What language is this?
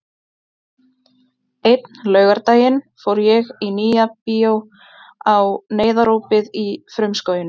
Icelandic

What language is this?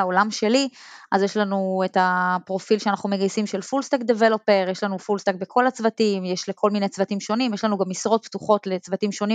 Hebrew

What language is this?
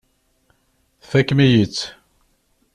Kabyle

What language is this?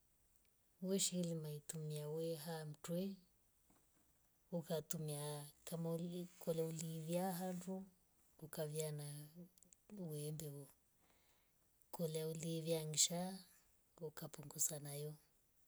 Rombo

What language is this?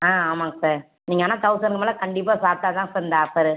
Tamil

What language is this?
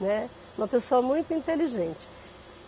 Portuguese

